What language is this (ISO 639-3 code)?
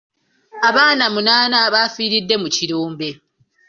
lug